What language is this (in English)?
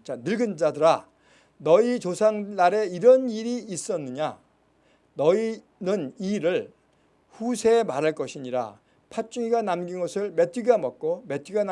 Korean